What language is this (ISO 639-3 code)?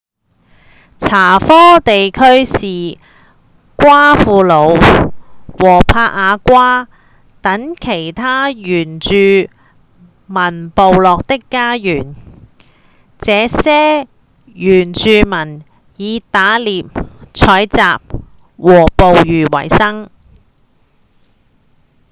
yue